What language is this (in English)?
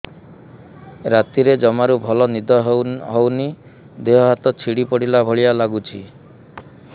Odia